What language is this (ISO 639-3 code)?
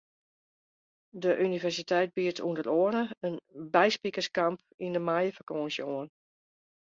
fry